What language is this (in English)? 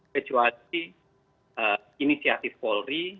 Indonesian